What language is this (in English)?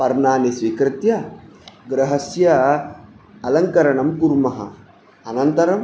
Sanskrit